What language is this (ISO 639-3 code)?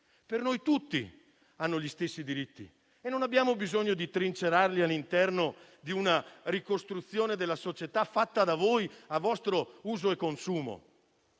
ita